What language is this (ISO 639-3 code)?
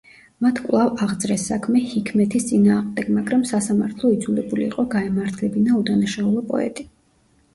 kat